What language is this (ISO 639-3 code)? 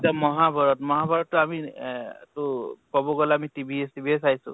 asm